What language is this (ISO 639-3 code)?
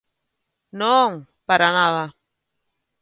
glg